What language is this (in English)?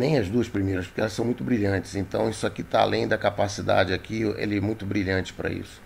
Portuguese